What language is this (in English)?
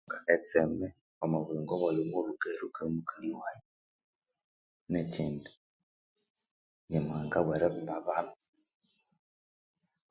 Konzo